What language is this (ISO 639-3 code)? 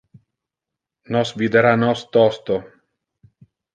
ina